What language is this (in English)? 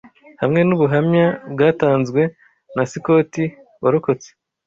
Kinyarwanda